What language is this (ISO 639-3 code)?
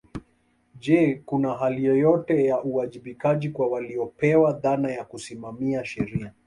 swa